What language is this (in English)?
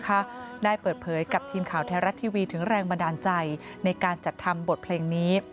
Thai